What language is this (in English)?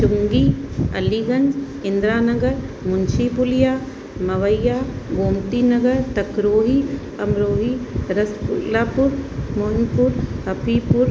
Sindhi